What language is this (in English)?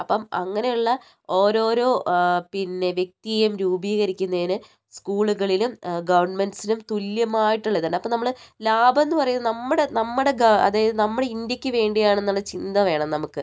Malayalam